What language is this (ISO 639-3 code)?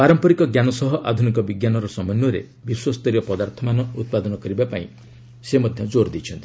ori